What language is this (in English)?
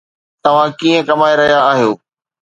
Sindhi